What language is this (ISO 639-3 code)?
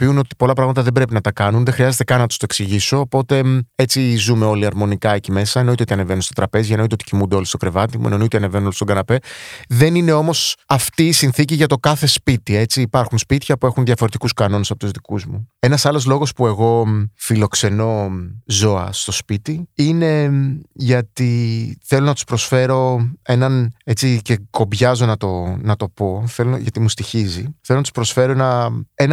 ell